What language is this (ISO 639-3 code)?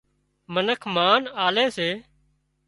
kxp